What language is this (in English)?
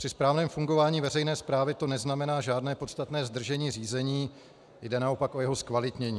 Czech